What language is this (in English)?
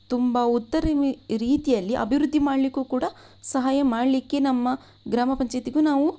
Kannada